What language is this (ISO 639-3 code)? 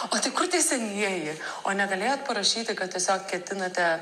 lit